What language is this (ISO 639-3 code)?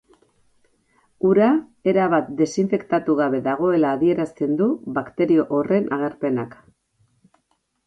eus